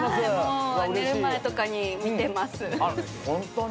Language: Japanese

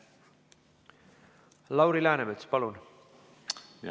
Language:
Estonian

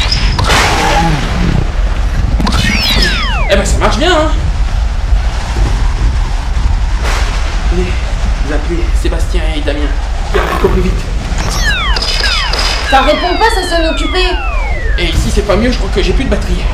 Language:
French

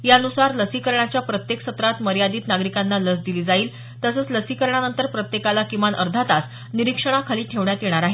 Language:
Marathi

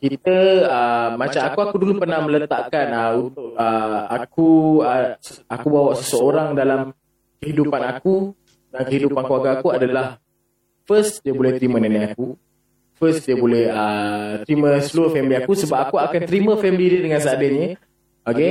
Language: Malay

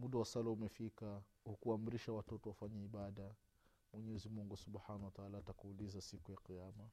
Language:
Swahili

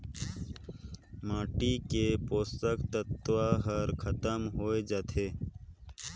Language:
Chhattisgarhi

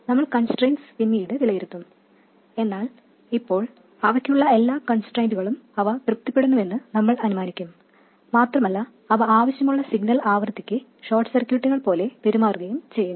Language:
Malayalam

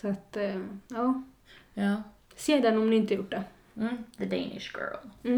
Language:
Swedish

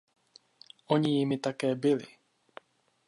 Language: Czech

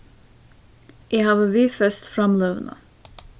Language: Faroese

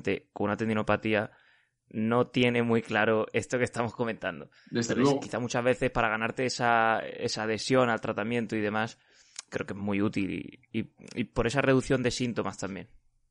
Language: Spanish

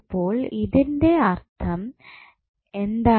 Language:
Malayalam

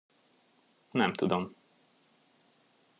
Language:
Hungarian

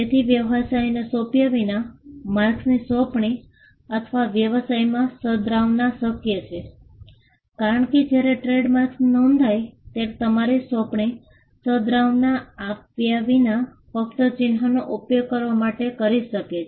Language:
Gujarati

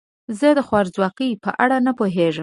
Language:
Pashto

